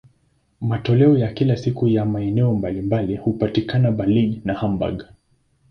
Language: Swahili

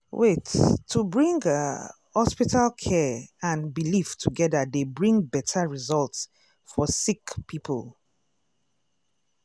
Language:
Nigerian Pidgin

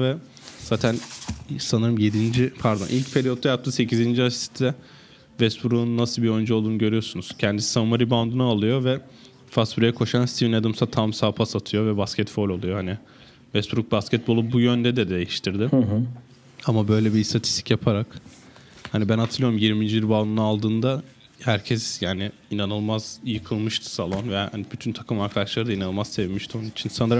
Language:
Turkish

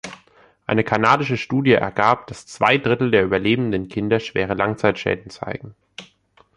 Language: German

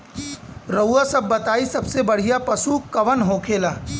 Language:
Bhojpuri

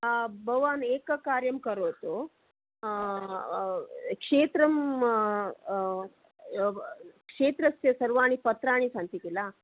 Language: Sanskrit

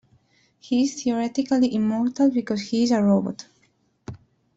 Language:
English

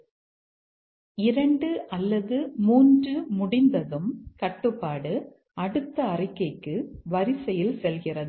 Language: Tamil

